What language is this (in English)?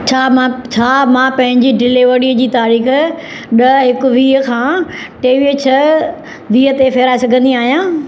Sindhi